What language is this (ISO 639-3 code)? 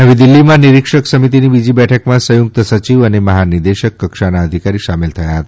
guj